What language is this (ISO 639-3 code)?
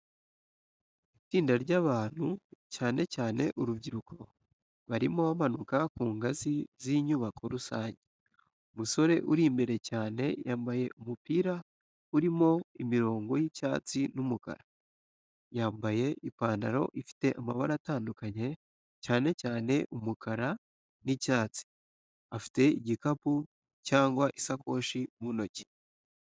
kin